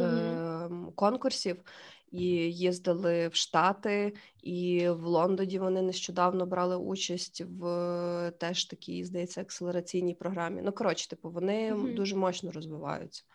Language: Ukrainian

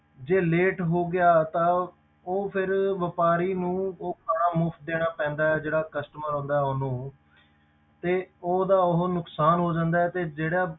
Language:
Punjabi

